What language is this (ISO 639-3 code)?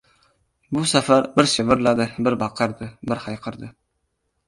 uzb